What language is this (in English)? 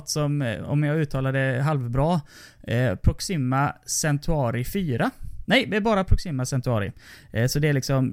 Swedish